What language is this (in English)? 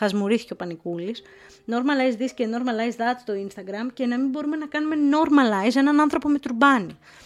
Greek